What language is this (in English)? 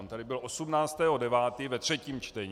Czech